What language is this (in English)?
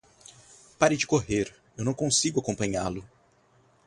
Portuguese